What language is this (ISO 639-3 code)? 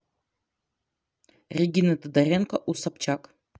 rus